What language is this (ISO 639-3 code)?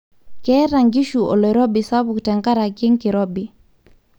mas